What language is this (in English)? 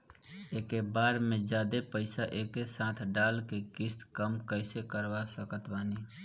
Bhojpuri